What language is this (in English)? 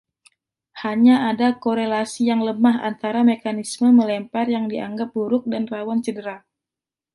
Indonesian